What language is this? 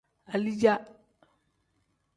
Tem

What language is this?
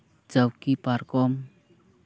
Santali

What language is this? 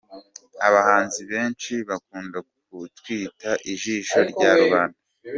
Kinyarwanda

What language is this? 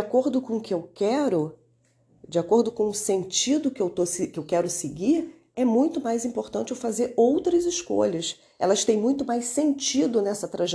Portuguese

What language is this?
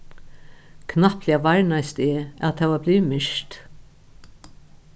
Faroese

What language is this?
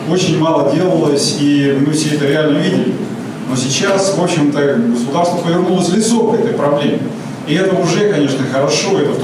Russian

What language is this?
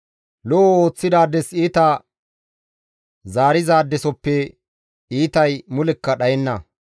Gamo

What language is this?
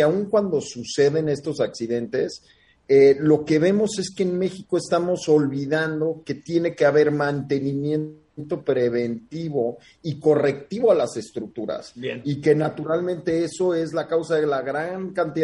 Spanish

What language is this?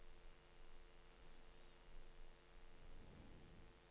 Norwegian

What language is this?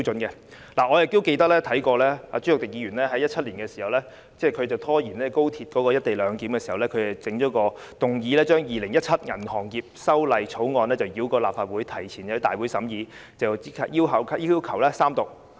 Cantonese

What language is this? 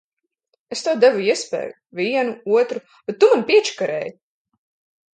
Latvian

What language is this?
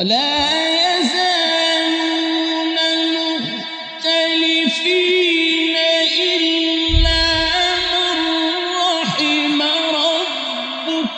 Arabic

